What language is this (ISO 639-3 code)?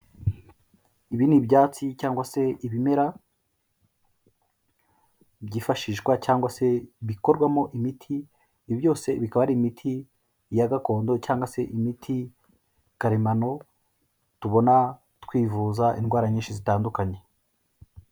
kin